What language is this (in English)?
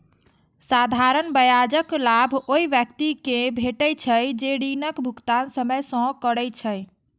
Maithili